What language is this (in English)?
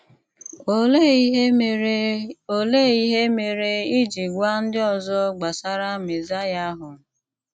Igbo